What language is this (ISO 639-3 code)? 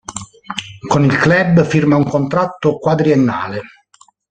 ita